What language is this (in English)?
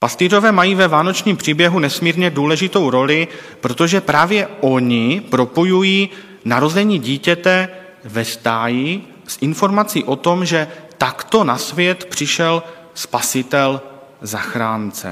Czech